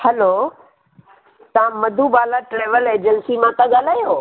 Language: Sindhi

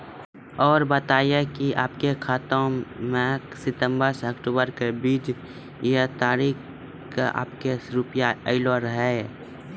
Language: Maithili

